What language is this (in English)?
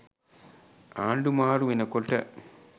Sinhala